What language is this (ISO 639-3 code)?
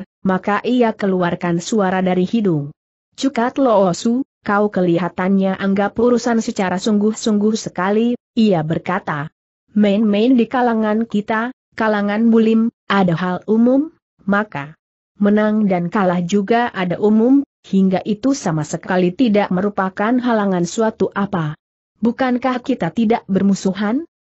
ind